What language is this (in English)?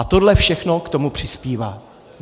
Czech